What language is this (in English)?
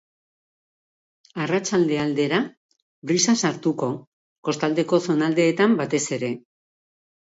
Basque